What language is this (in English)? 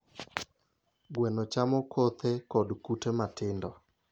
Luo (Kenya and Tanzania)